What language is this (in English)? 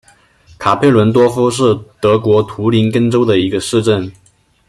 Chinese